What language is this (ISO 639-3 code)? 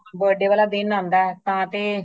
pan